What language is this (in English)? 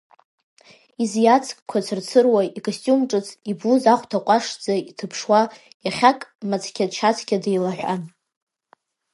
Abkhazian